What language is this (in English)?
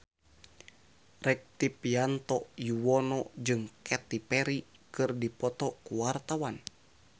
Sundanese